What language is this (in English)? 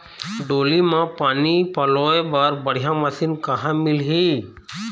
Chhattisgarhi